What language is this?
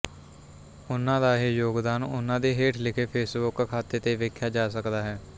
Punjabi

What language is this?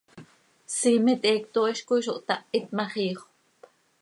Seri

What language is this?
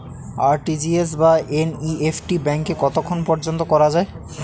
Bangla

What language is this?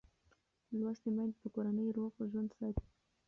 Pashto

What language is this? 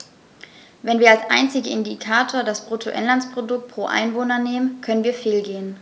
German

